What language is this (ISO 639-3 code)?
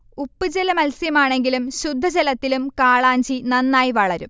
mal